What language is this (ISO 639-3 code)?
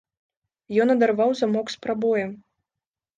bel